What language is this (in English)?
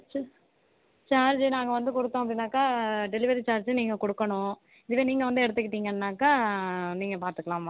Tamil